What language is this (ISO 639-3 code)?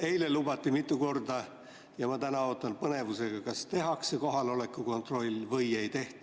est